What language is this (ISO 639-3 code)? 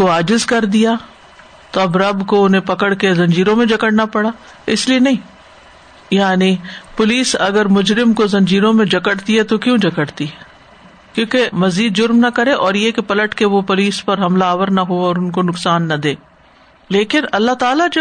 urd